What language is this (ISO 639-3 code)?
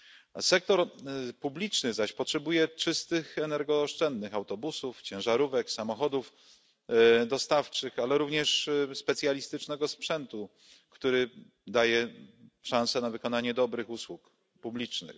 pol